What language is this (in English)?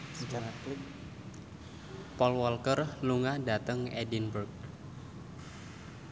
Javanese